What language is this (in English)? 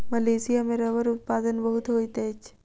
Maithili